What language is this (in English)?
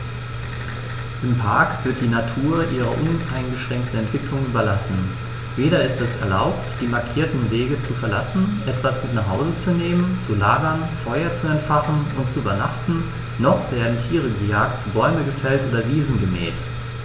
German